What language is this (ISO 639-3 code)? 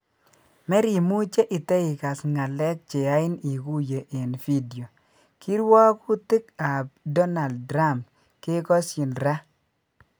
kln